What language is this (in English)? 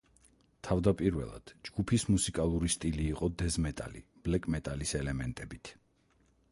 Georgian